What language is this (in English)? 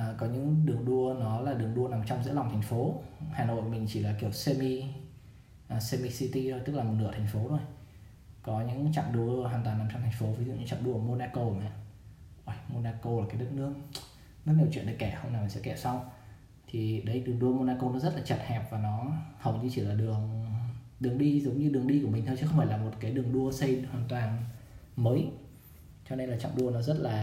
Vietnamese